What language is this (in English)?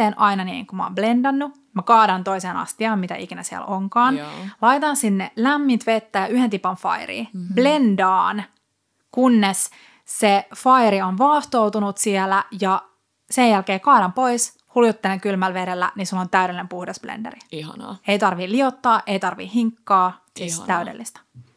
Finnish